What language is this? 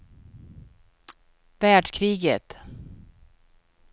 Swedish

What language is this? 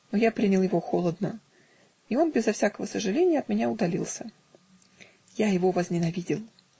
Russian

